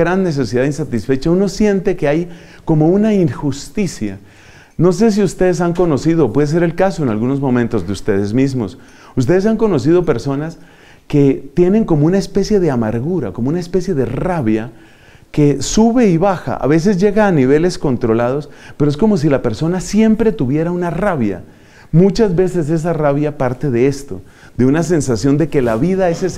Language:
Spanish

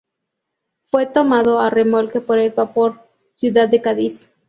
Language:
Spanish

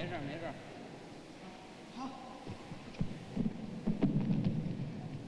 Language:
Chinese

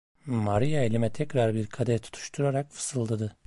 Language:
Turkish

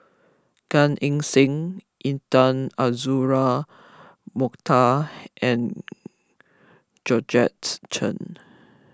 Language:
English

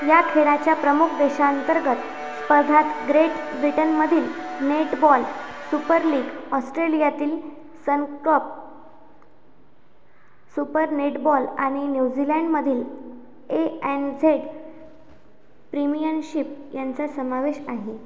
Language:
Marathi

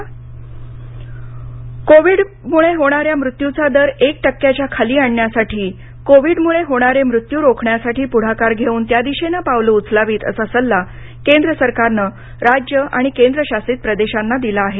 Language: Marathi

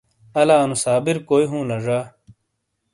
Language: Shina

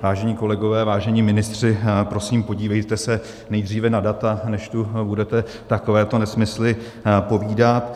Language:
Czech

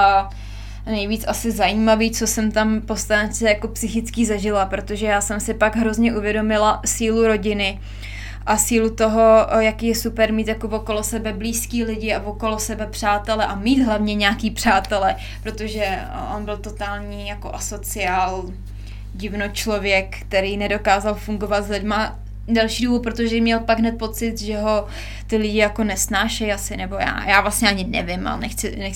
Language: Czech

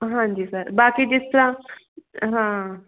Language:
Punjabi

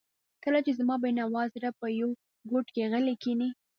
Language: Pashto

